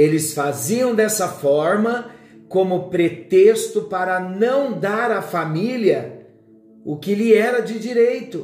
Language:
Portuguese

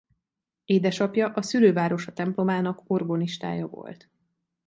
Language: Hungarian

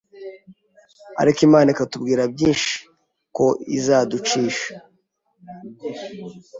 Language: Kinyarwanda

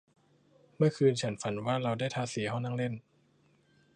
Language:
Thai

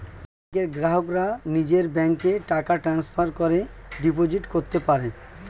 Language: Bangla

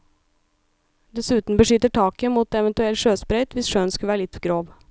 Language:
Norwegian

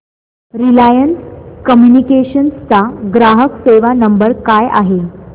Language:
Marathi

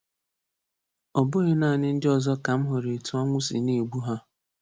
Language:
Igbo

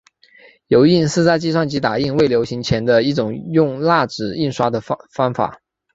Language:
Chinese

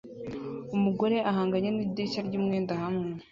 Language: Kinyarwanda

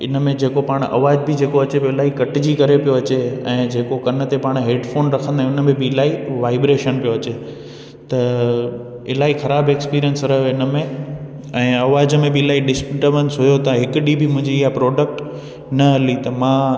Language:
Sindhi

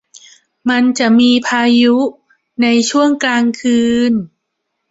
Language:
Thai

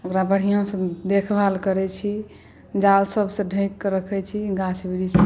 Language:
Maithili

